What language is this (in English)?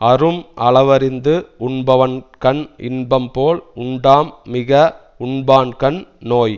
Tamil